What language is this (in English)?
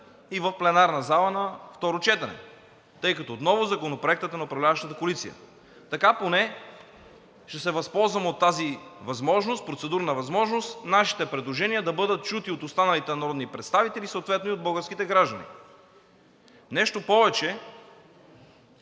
Bulgarian